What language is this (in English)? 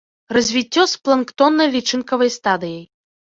Belarusian